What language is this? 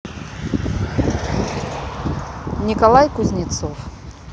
Russian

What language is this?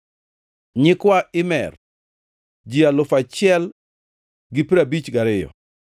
Luo (Kenya and Tanzania)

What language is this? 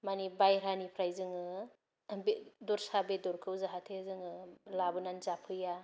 Bodo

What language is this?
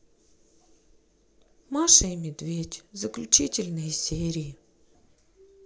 Russian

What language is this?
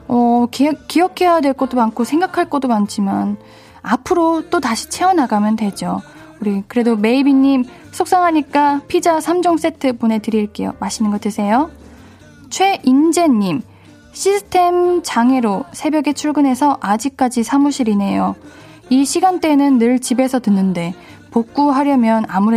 Korean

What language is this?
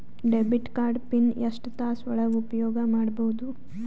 Kannada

